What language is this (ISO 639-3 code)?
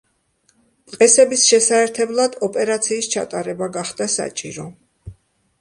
kat